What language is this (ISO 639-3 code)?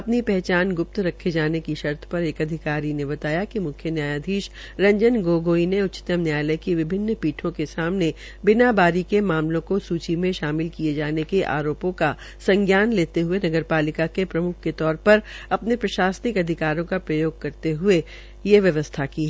hin